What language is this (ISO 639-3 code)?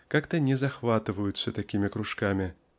rus